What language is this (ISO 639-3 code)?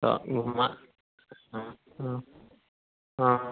mai